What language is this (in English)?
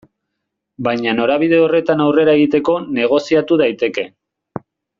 Basque